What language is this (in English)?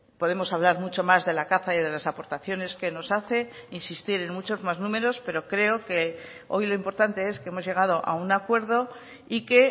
Spanish